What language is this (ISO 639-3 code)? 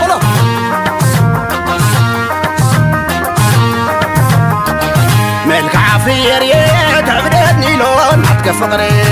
ara